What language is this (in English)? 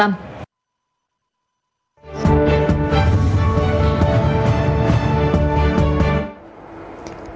Vietnamese